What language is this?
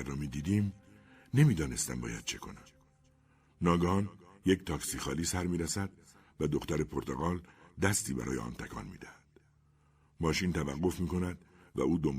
Persian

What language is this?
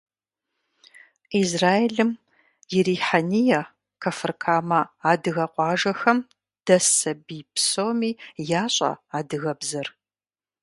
Kabardian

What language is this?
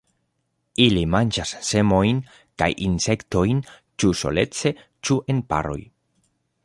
Esperanto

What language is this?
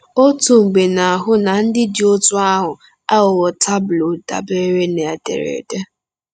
Igbo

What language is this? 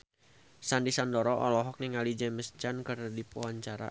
Sundanese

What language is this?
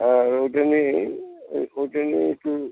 Bangla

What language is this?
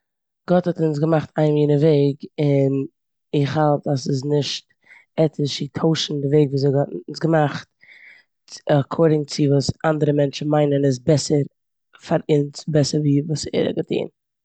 Yiddish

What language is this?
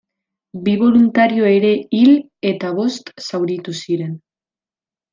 Basque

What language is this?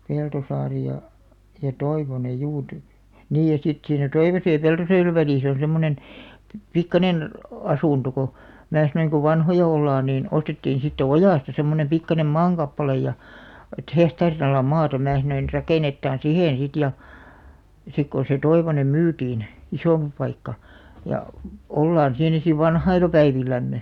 Finnish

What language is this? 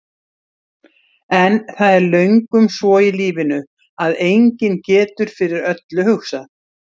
Icelandic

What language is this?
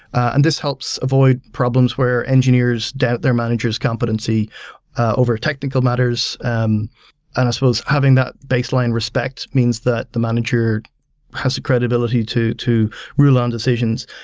English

